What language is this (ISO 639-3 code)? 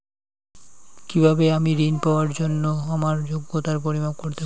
ben